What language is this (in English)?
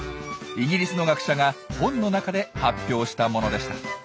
Japanese